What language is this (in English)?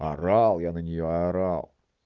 Russian